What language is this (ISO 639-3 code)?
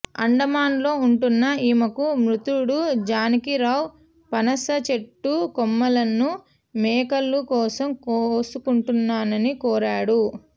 tel